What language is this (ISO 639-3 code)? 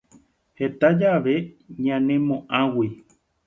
grn